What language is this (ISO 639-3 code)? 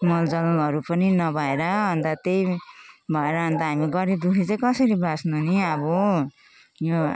nep